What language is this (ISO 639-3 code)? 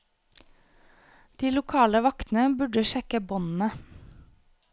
nor